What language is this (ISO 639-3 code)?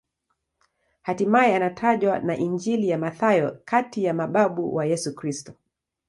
swa